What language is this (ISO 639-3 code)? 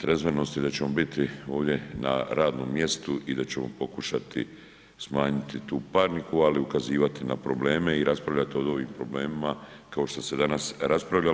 hrv